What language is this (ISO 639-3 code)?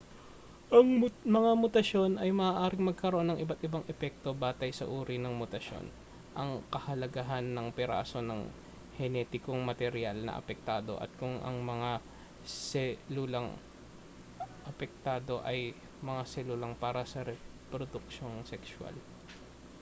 fil